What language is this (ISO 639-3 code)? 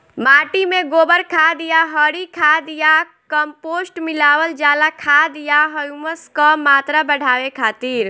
bho